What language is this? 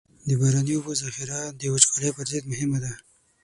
Pashto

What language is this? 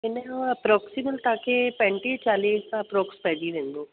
Sindhi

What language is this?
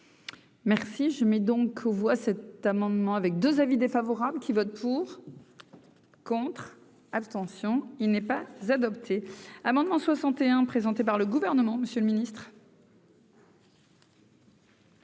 French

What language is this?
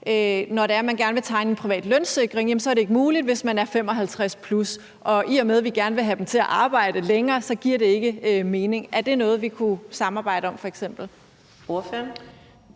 Danish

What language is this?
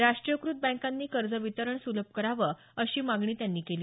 Marathi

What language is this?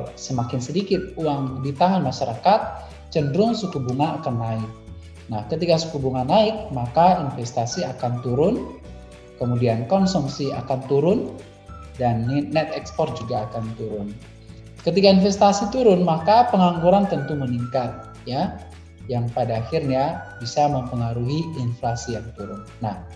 Indonesian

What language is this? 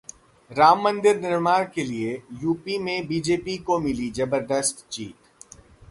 Hindi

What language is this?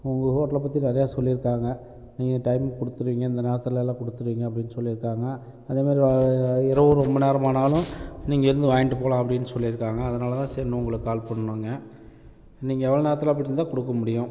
Tamil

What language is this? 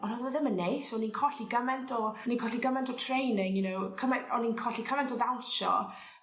Welsh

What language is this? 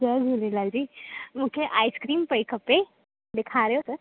Sindhi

